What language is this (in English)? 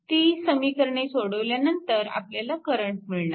Marathi